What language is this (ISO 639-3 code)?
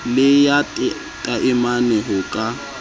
sot